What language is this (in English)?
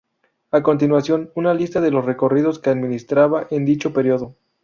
Spanish